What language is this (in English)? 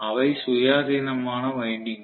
Tamil